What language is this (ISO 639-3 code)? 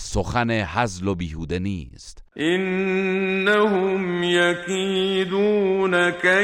fas